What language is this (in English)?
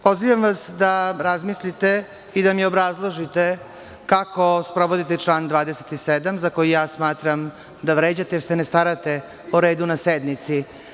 Serbian